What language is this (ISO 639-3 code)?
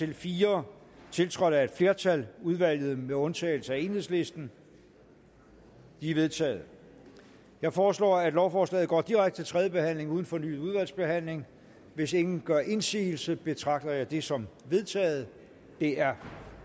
dan